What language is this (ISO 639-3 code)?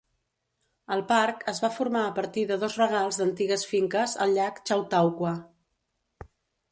cat